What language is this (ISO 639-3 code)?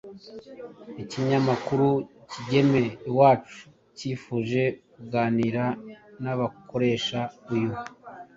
kin